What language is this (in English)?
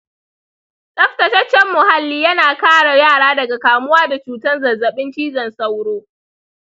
Hausa